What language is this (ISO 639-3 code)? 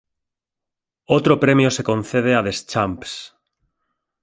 spa